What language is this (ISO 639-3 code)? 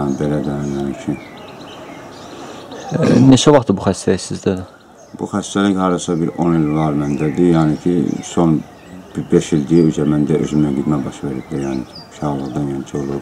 tur